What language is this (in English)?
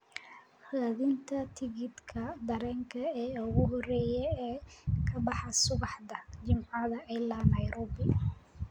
Somali